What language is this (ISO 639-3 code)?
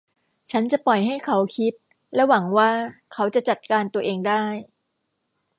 tha